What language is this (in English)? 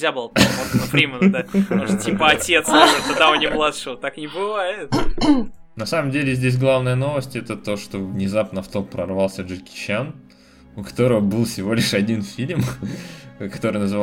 Russian